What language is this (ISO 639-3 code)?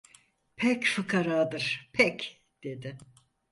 tur